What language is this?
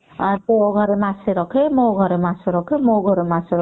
Odia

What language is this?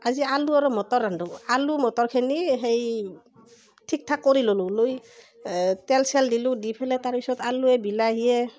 Assamese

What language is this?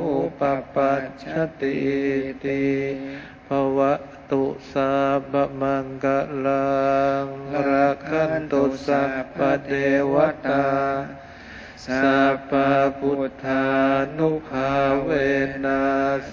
Thai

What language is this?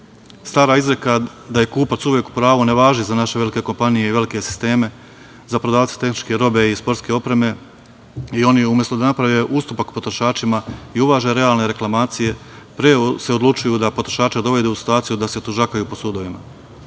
Serbian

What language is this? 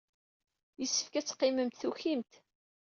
Kabyle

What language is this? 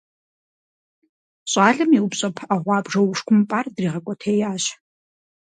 Kabardian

